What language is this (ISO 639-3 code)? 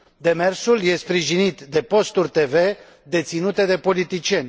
ron